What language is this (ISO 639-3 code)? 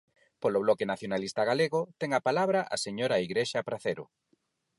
glg